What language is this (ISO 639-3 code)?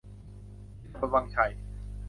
tha